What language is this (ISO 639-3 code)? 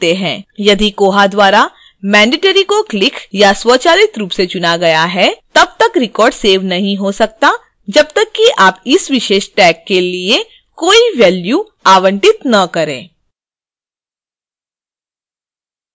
hin